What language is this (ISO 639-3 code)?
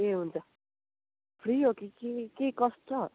nep